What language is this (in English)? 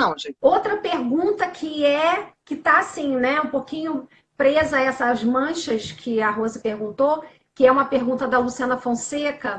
Portuguese